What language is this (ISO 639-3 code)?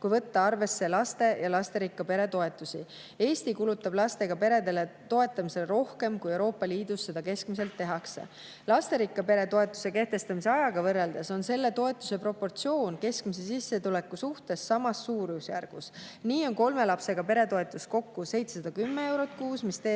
est